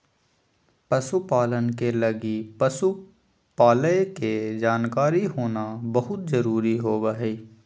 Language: Magahi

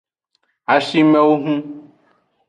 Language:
Aja (Benin)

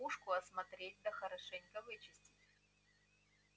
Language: Russian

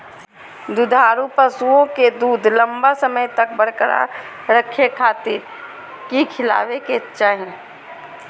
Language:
Magahi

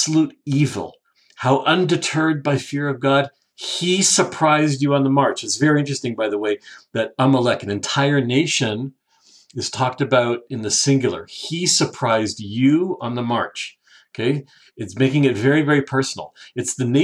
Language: English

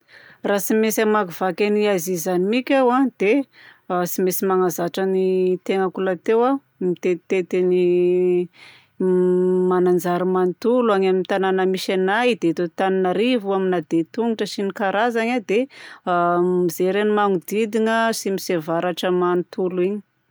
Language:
Southern Betsimisaraka Malagasy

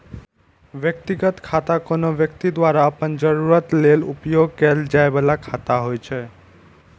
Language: Maithili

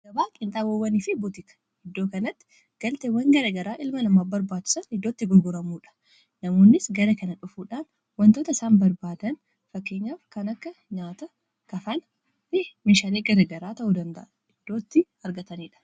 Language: Oromo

